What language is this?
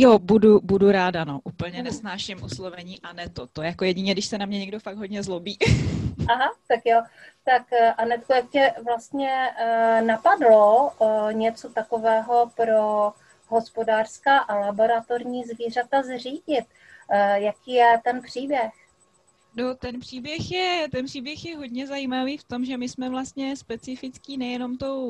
Czech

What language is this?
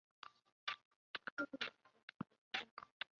Chinese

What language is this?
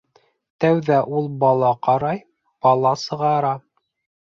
Bashkir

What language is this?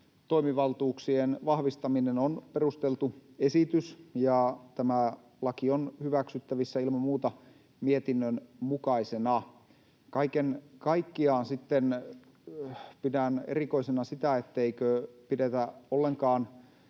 Finnish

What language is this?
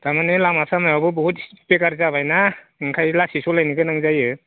Bodo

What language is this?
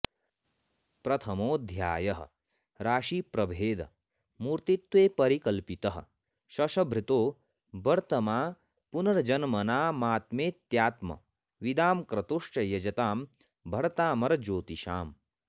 Sanskrit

